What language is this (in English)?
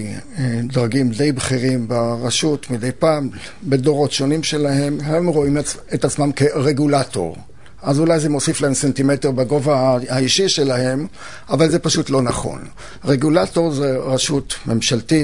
Hebrew